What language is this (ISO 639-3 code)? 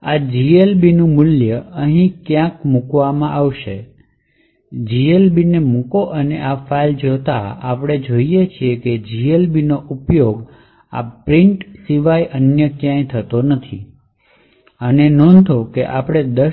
guj